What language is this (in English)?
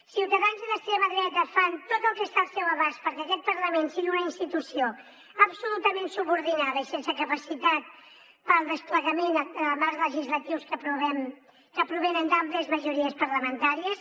Catalan